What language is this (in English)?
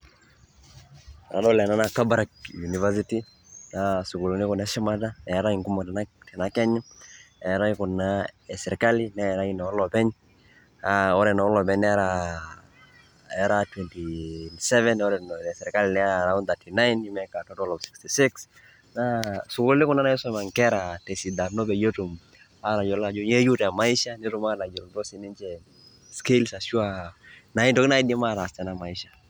Masai